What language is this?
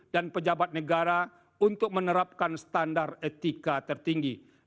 Indonesian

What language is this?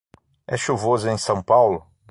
Portuguese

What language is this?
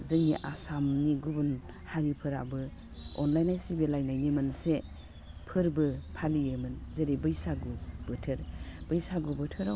Bodo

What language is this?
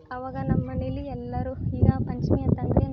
Kannada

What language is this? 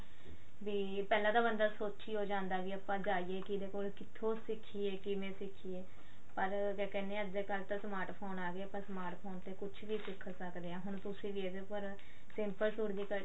Punjabi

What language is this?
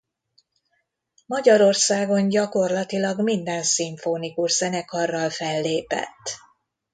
Hungarian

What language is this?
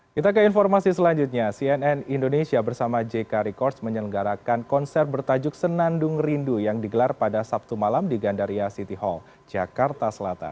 Indonesian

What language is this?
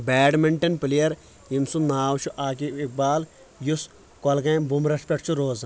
Kashmiri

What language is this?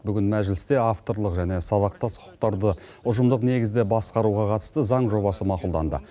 Kazakh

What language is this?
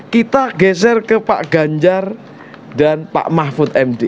Indonesian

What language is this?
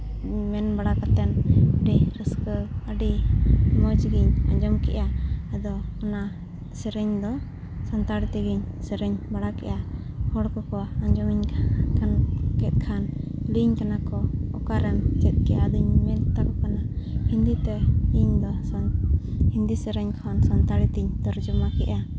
Santali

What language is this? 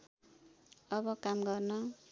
Nepali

